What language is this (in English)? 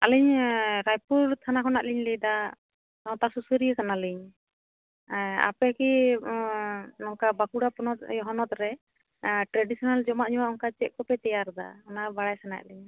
Santali